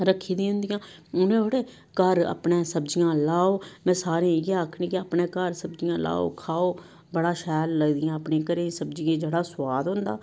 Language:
Dogri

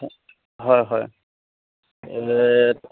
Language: Assamese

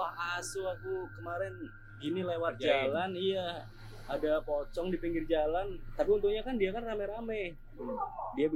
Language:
Indonesian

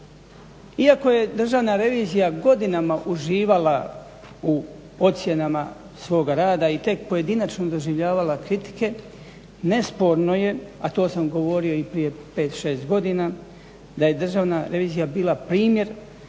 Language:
Croatian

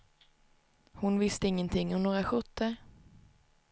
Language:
Swedish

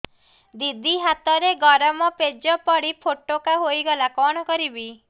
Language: Odia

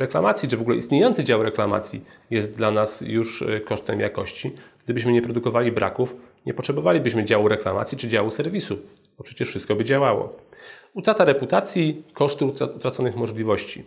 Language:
Polish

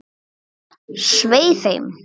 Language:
Icelandic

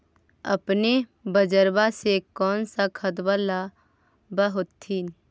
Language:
Magahi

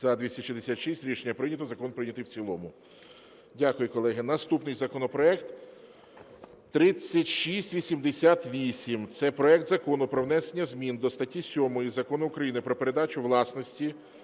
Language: Ukrainian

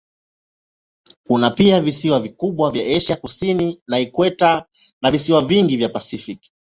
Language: Swahili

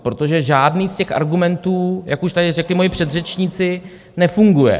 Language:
Czech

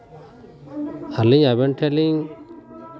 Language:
Santali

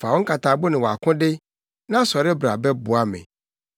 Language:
Akan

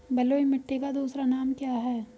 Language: Hindi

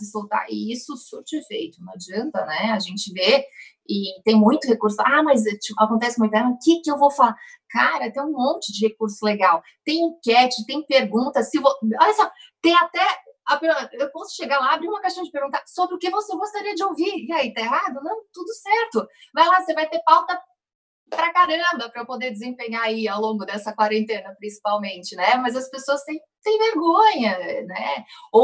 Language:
Portuguese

